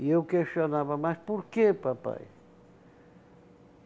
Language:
Portuguese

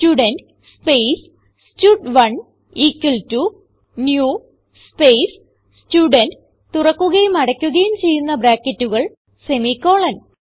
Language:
Malayalam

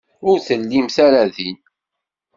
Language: Kabyle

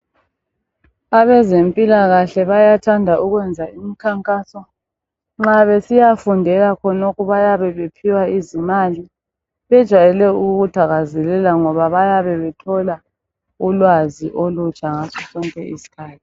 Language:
North Ndebele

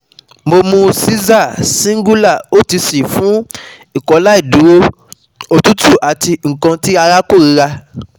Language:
Yoruba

